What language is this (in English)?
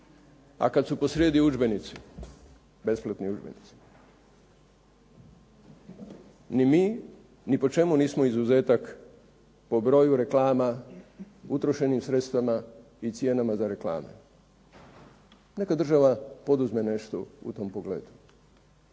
Croatian